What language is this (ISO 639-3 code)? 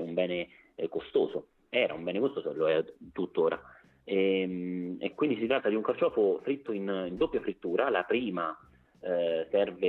ita